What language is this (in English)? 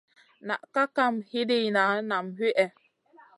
Masana